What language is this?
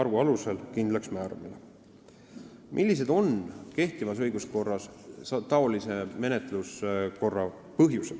Estonian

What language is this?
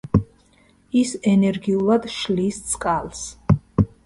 Georgian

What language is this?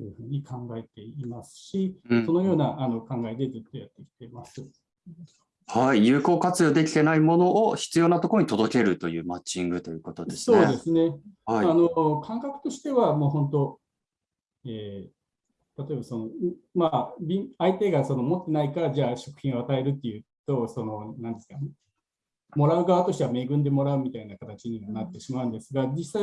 Japanese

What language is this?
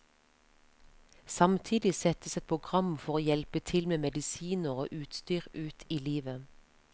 Norwegian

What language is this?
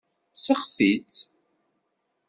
Kabyle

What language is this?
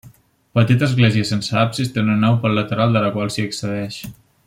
Catalan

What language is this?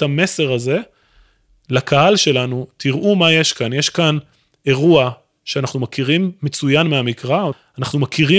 Hebrew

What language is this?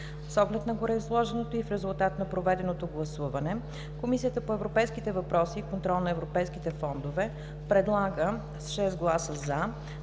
Bulgarian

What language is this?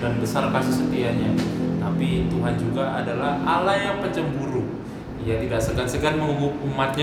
Indonesian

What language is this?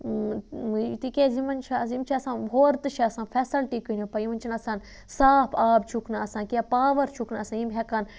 Kashmiri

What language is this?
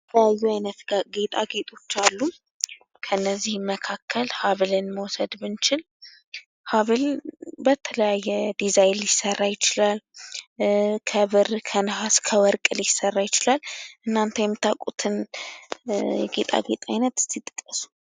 Amharic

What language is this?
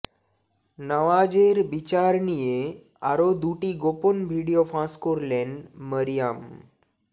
Bangla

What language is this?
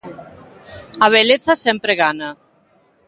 Galician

